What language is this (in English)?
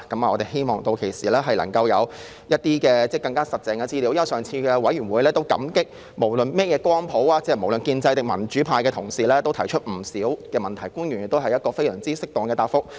Cantonese